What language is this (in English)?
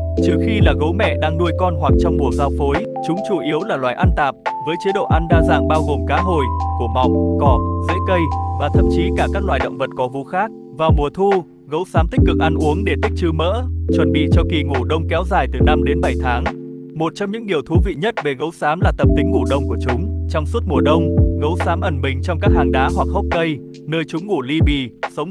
Vietnamese